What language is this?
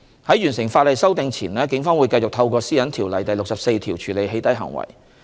Cantonese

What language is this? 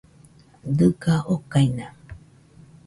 Nüpode Huitoto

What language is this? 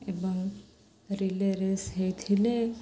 Odia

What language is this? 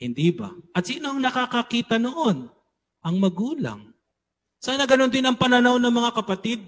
Filipino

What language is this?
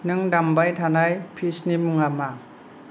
Bodo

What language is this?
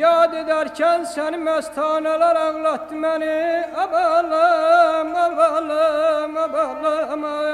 Arabic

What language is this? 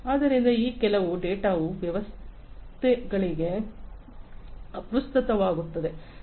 Kannada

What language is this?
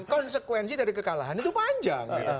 Indonesian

